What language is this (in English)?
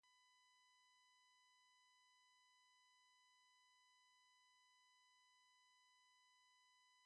English